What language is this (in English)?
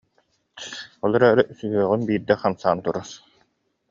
Yakut